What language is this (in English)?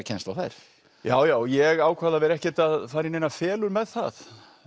Icelandic